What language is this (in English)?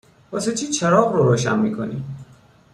Persian